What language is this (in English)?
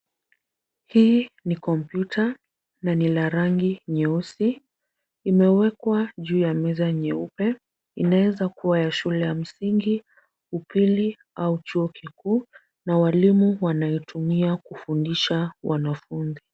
Swahili